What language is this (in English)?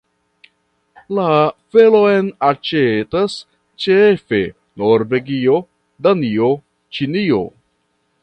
Esperanto